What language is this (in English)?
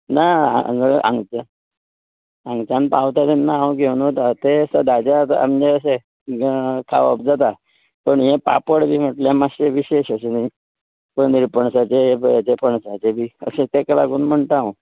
Konkani